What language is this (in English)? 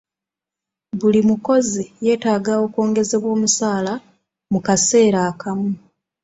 Ganda